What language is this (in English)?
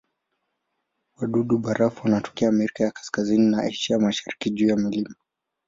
Swahili